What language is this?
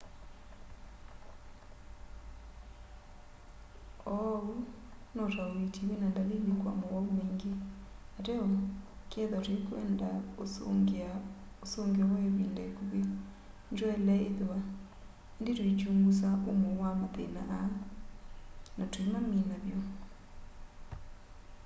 Kamba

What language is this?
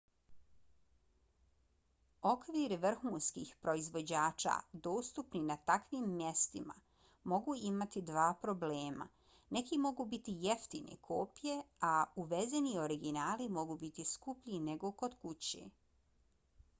Bosnian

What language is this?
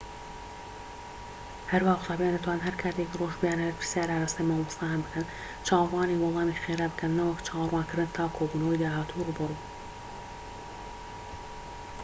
Central Kurdish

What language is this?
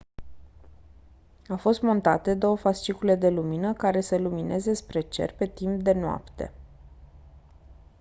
Romanian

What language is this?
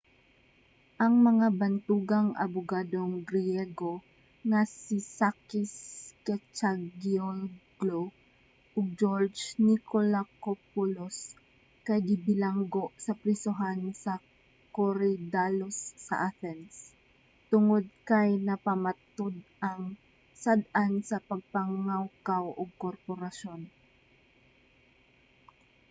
Cebuano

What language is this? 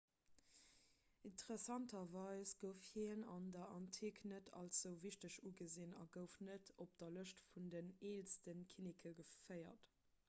Luxembourgish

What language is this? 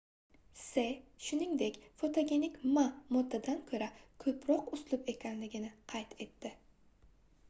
Uzbek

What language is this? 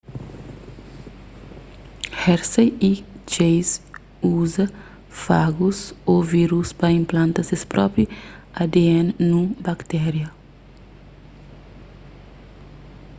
Kabuverdianu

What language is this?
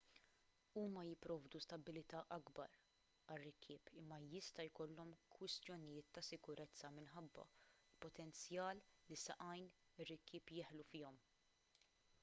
Maltese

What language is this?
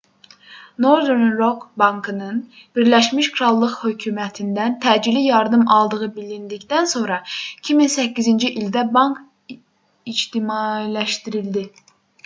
Azerbaijani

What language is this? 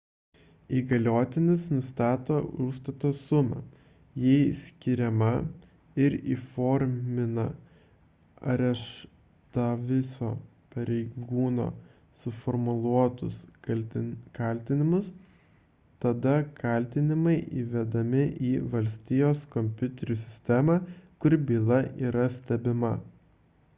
Lithuanian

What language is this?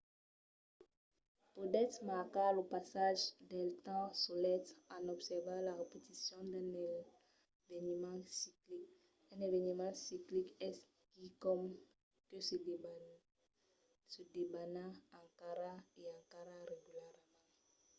Occitan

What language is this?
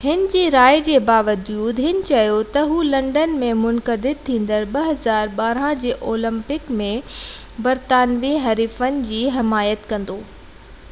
Sindhi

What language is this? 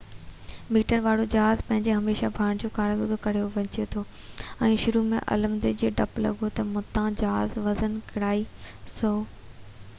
Sindhi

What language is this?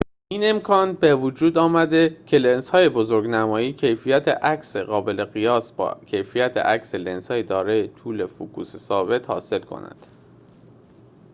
Persian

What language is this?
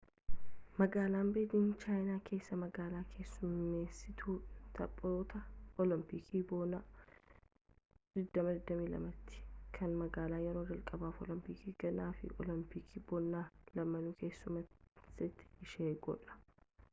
Oromo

